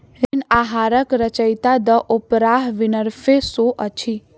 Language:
Maithili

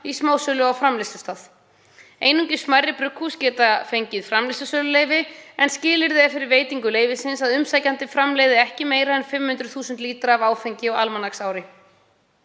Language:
Icelandic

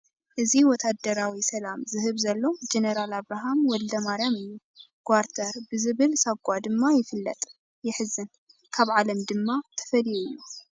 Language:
Tigrinya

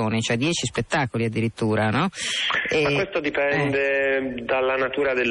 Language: Italian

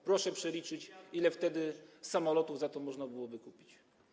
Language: Polish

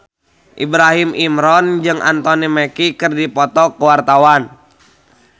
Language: Sundanese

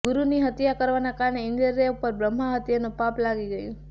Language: Gujarati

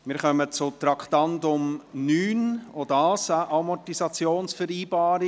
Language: Swiss German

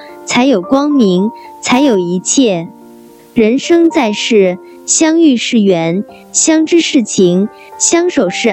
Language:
Chinese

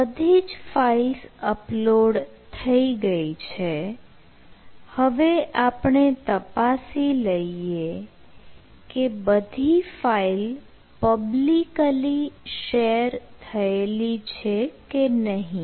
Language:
Gujarati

